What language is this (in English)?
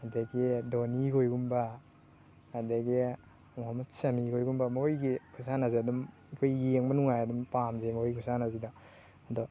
Manipuri